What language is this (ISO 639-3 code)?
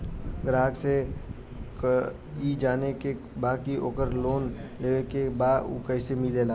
bho